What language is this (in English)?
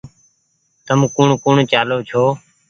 Goaria